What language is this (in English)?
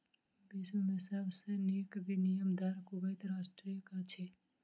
Maithili